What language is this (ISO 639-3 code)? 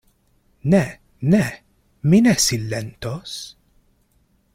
epo